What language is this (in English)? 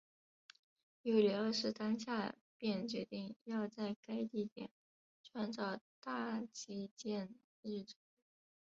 Chinese